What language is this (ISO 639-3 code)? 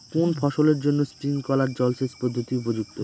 ben